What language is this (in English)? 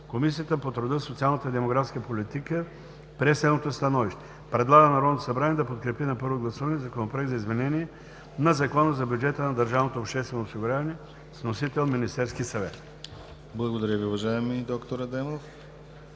Bulgarian